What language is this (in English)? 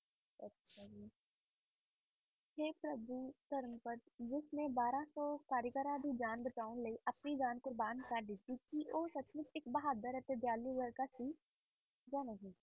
Punjabi